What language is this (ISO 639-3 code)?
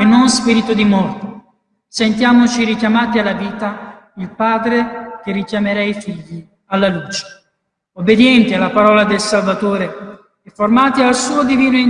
ita